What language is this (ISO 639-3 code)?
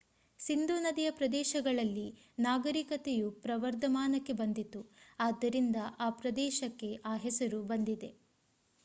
kan